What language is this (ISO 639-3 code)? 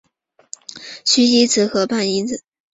zho